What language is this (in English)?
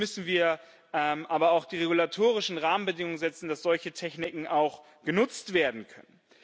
German